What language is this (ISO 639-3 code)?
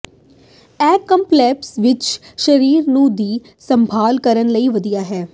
pan